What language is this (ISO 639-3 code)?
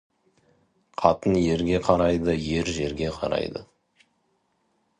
kaz